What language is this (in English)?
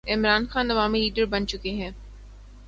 Urdu